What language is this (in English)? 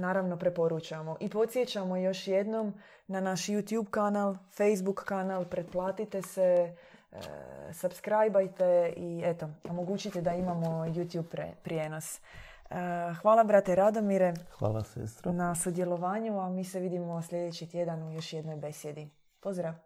Croatian